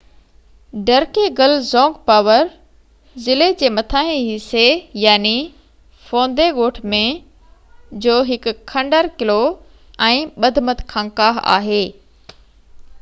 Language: Sindhi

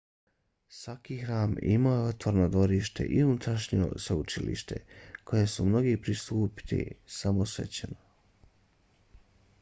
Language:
Bosnian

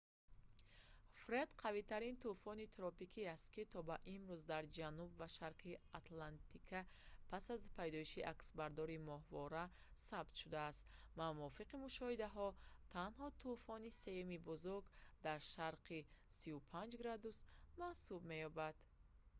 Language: Tajik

